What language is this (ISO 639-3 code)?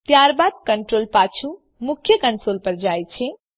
guj